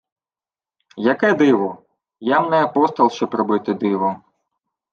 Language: Ukrainian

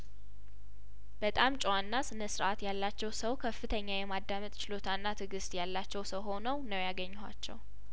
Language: Amharic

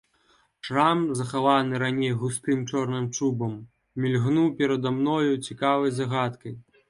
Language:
Belarusian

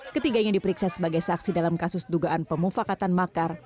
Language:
Indonesian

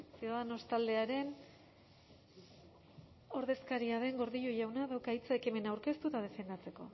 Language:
Basque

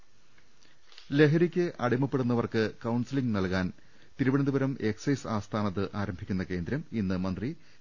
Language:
Malayalam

